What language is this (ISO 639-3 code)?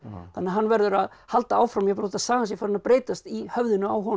isl